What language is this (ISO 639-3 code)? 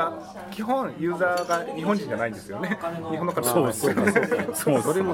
jpn